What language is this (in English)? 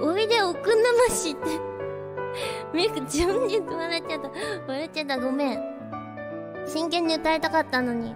Japanese